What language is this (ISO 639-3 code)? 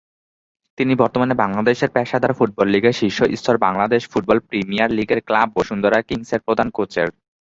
ben